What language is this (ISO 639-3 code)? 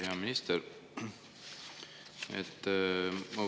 est